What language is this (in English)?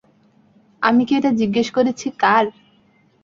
Bangla